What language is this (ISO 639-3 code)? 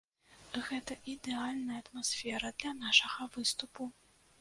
bel